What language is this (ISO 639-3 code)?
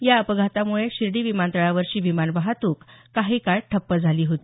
mar